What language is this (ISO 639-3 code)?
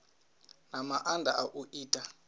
ven